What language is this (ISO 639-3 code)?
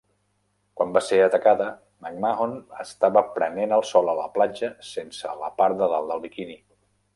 cat